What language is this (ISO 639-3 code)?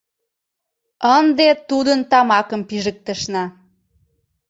chm